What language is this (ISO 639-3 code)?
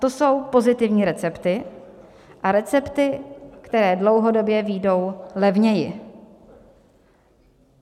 ces